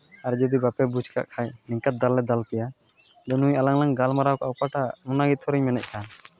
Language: Santali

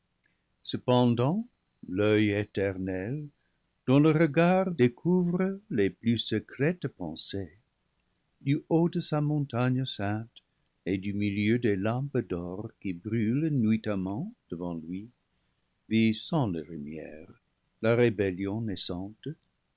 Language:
French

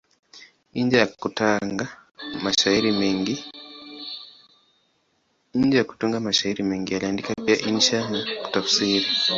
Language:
Swahili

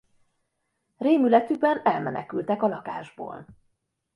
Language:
Hungarian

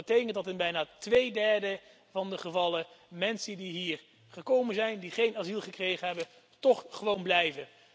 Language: Dutch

